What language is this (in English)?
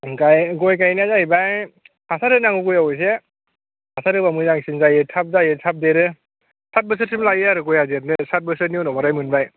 Bodo